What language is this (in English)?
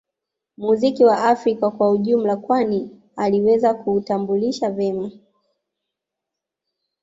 Swahili